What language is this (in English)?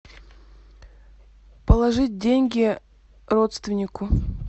Russian